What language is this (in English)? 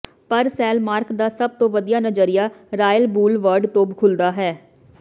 Punjabi